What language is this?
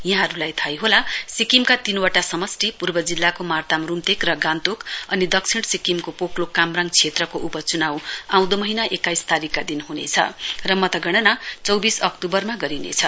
Nepali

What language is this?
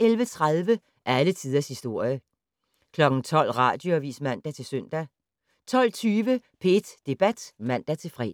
Danish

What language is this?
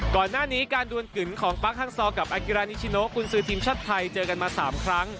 Thai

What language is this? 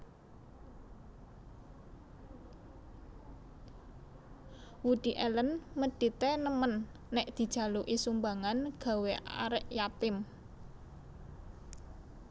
Javanese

